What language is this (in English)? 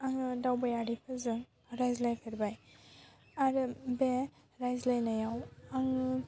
Bodo